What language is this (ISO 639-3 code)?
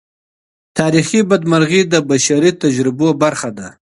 pus